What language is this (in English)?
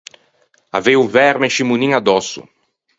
Ligurian